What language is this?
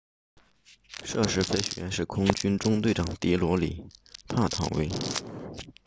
Chinese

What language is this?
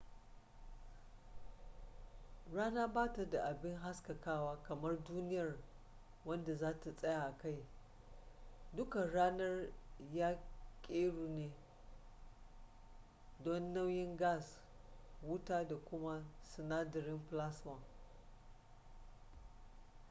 Hausa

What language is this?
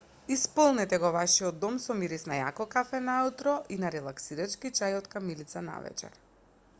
Macedonian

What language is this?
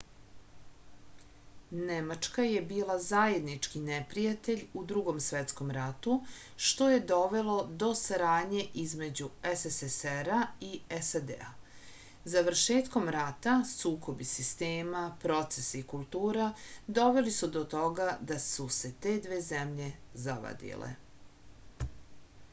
Serbian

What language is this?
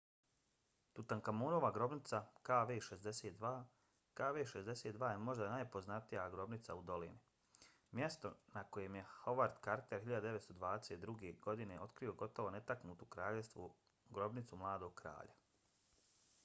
Bosnian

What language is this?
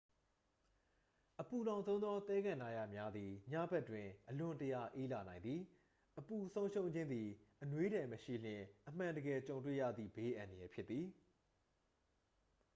Burmese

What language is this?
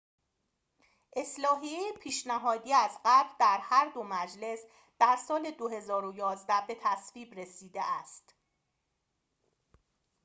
Persian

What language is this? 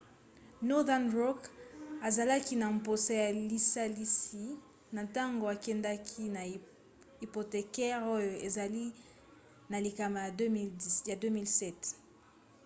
Lingala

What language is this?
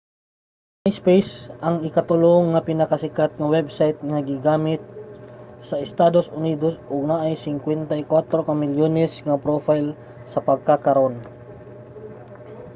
Cebuano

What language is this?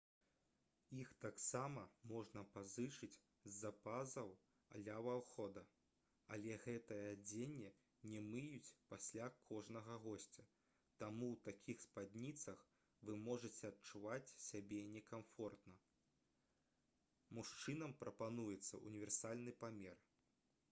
Belarusian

